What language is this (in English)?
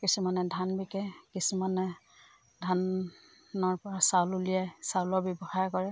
Assamese